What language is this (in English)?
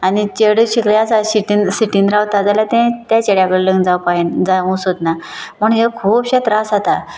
Konkani